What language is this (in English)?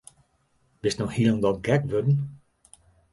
Western Frisian